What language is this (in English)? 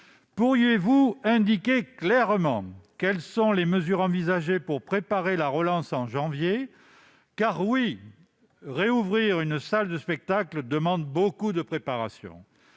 French